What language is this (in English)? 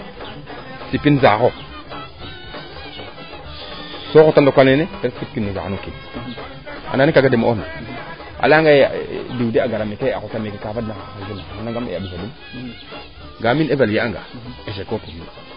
Serer